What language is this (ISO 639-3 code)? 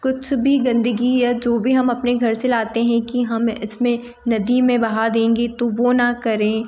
hin